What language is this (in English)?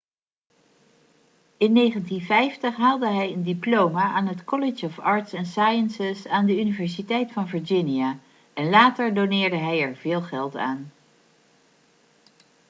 Dutch